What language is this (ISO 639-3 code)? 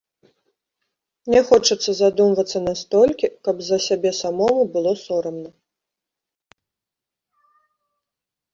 bel